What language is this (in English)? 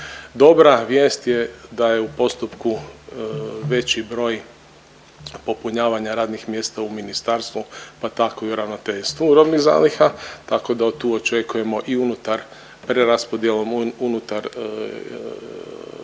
Croatian